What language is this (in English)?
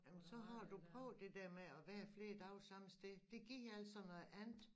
Danish